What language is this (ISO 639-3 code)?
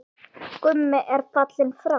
isl